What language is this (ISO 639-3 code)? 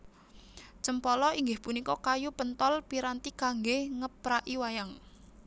jav